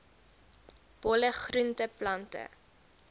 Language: Afrikaans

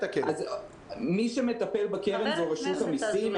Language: Hebrew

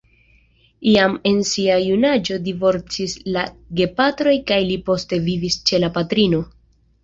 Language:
Esperanto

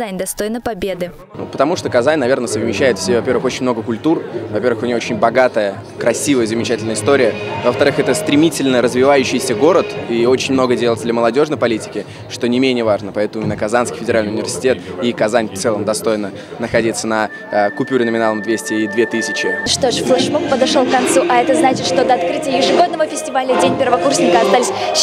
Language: Russian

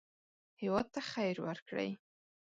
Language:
Pashto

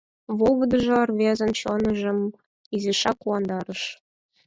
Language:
Mari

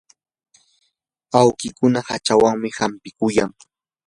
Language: Yanahuanca Pasco Quechua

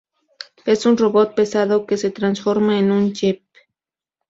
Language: Spanish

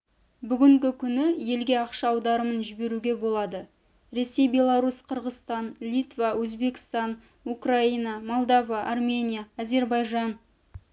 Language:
Kazakh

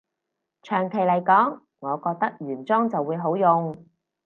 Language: Cantonese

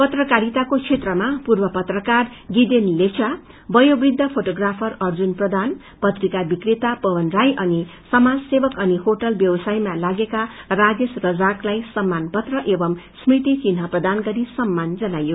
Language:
Nepali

